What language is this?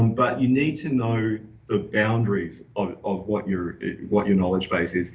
English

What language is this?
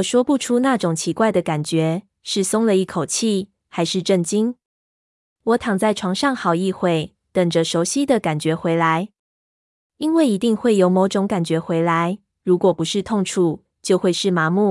Chinese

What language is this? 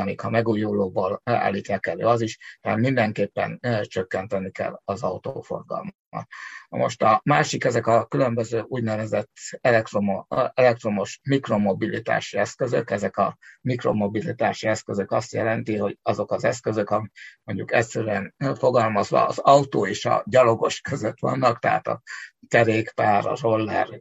Hungarian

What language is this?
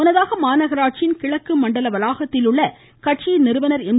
Tamil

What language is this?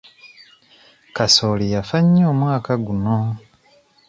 Ganda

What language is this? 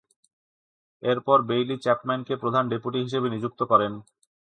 Bangla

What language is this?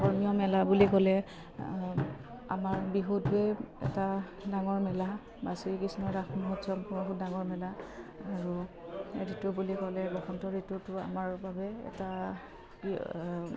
Assamese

